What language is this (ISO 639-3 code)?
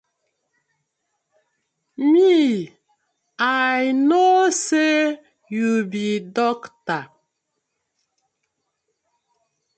pcm